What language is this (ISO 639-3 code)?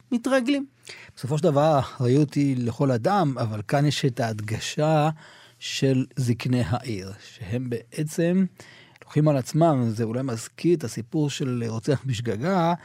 heb